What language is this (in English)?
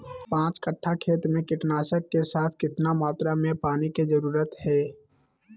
Magahi